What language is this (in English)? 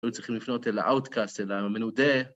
Hebrew